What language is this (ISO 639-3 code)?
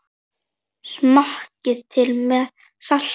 isl